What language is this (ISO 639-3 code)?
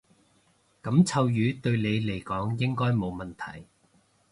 yue